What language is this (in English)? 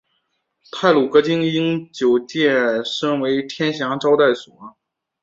Chinese